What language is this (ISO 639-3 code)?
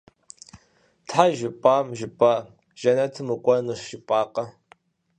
kbd